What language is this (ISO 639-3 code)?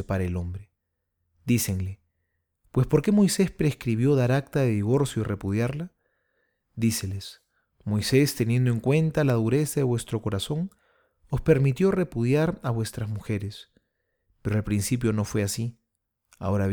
spa